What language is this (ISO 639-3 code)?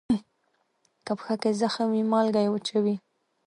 pus